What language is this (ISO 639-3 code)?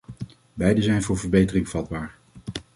nld